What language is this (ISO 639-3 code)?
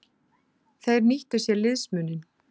isl